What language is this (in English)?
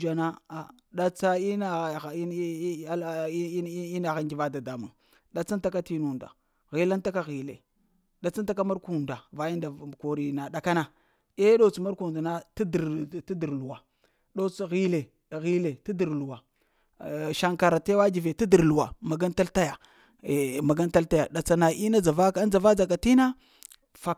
Lamang